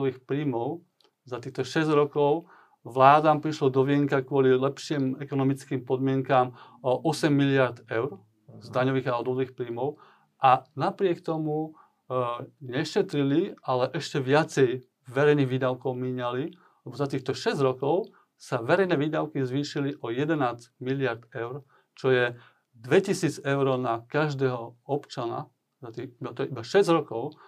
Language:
Slovak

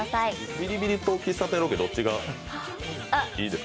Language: Japanese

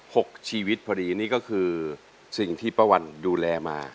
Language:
Thai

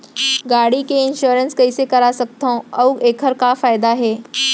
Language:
Chhattisgarhi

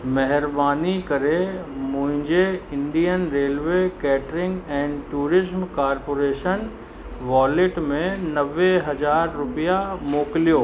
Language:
Sindhi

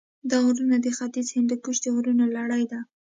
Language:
Pashto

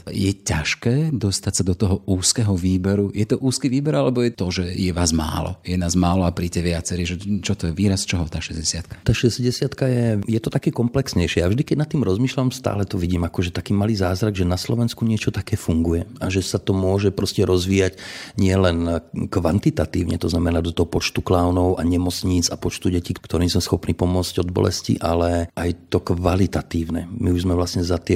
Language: Slovak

